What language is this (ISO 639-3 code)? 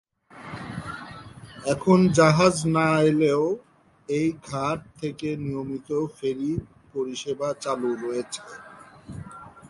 ben